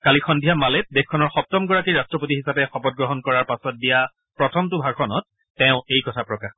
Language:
Assamese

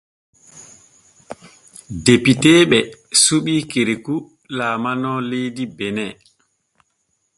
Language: Borgu Fulfulde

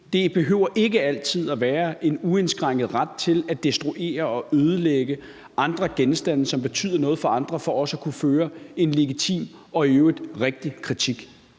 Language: Danish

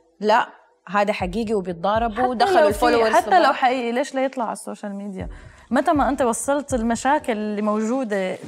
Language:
Arabic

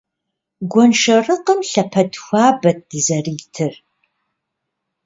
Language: Kabardian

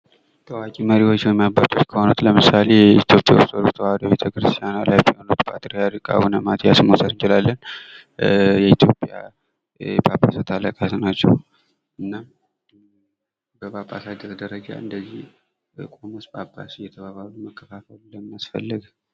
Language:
Amharic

